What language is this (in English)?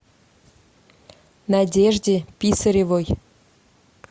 Russian